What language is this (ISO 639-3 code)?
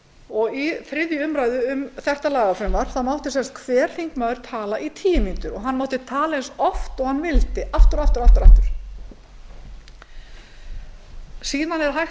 isl